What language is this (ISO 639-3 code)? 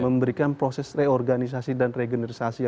ind